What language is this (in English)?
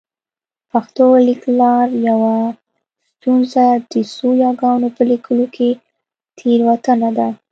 Pashto